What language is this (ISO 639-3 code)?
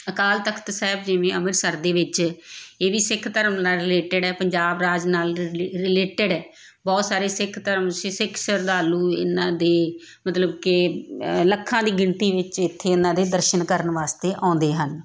pan